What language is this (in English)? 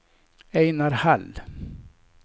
Swedish